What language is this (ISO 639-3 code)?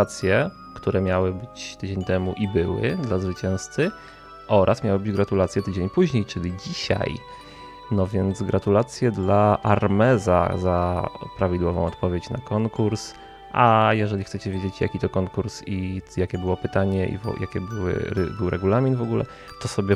pol